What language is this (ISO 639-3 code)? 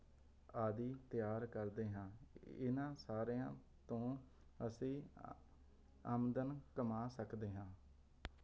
pan